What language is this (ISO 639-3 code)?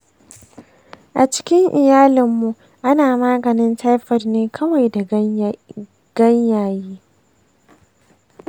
hau